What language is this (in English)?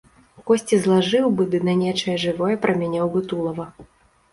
Belarusian